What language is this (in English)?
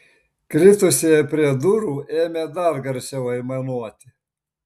Lithuanian